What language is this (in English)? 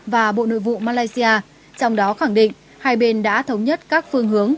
Vietnamese